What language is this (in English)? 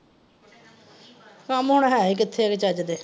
Punjabi